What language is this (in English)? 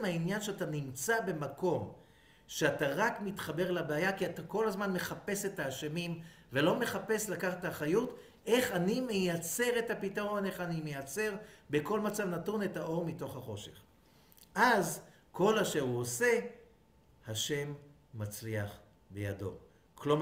Hebrew